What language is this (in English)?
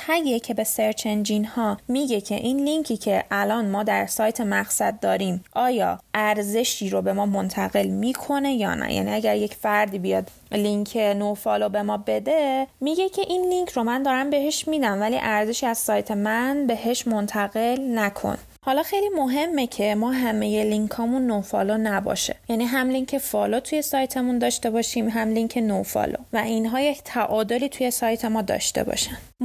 Persian